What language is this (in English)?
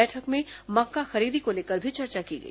Hindi